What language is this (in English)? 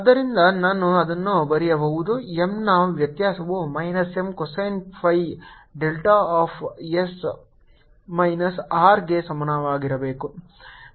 Kannada